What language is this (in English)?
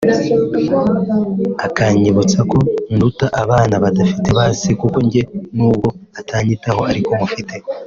Kinyarwanda